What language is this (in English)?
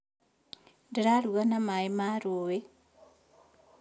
Kikuyu